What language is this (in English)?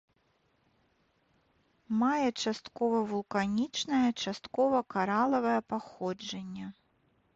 Belarusian